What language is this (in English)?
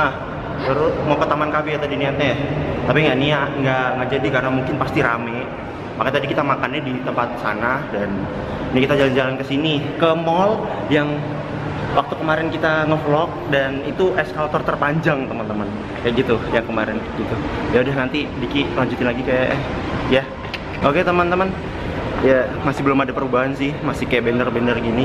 Indonesian